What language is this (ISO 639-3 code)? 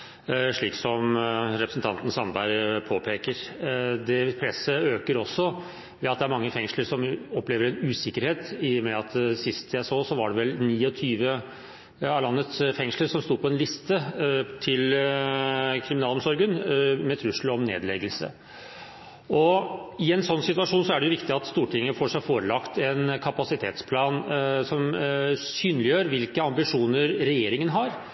nob